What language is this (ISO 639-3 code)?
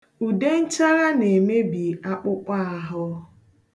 ibo